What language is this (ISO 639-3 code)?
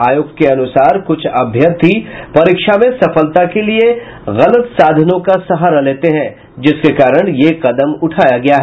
hin